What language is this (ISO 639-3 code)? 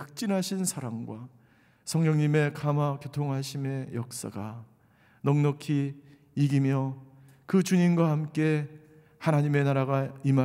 kor